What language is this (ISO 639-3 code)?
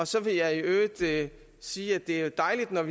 dan